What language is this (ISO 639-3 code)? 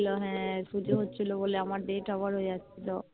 ben